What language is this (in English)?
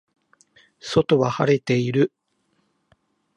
Japanese